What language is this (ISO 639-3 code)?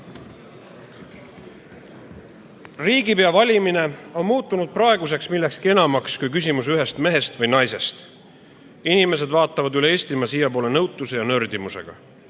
est